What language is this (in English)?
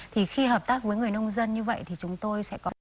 Vietnamese